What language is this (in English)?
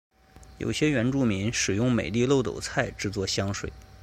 Chinese